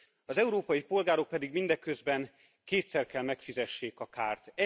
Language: Hungarian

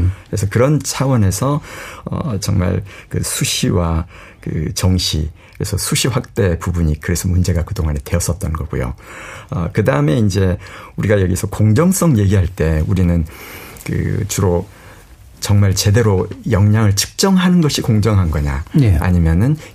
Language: Korean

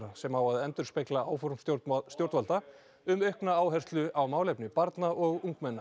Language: Icelandic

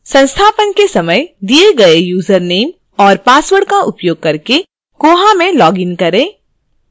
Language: Hindi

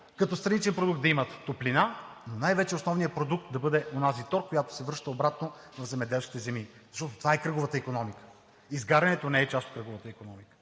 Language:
Bulgarian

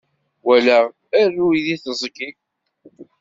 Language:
Kabyle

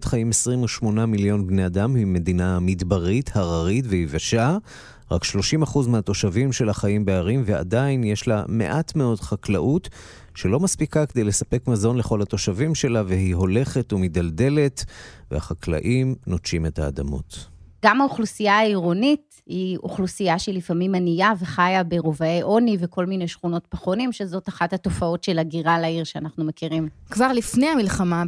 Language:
Hebrew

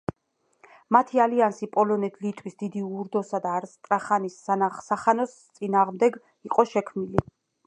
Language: Georgian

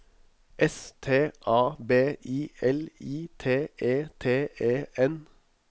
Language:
Norwegian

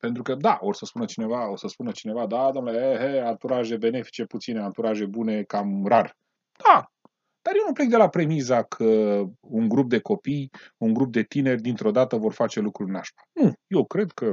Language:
Romanian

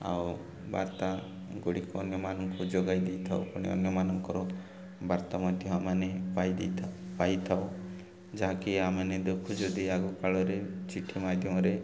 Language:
Odia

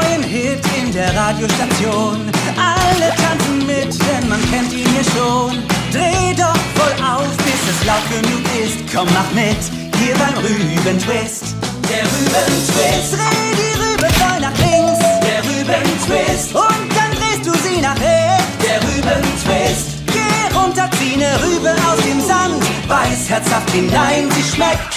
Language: German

